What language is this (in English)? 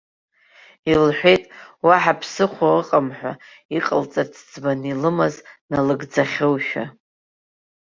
Abkhazian